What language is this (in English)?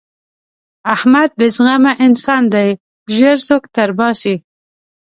Pashto